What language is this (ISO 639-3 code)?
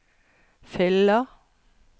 nor